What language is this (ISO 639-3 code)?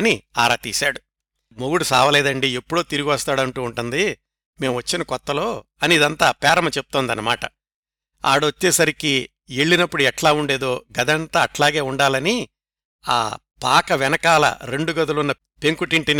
tel